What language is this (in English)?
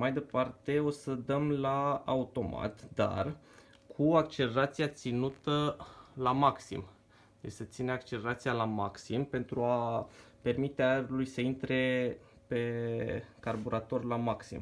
Romanian